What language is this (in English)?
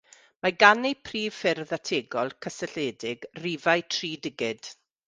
Welsh